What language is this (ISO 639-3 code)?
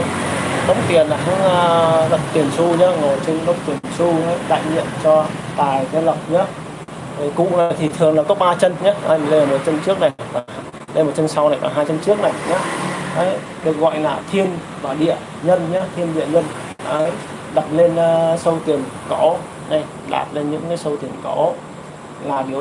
vie